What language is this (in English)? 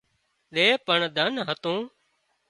Wadiyara Koli